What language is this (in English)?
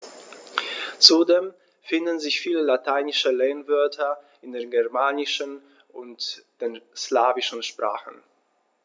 German